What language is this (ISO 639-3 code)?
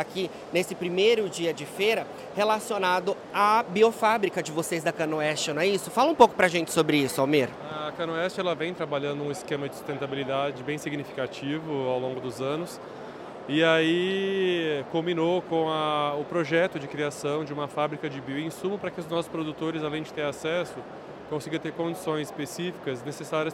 por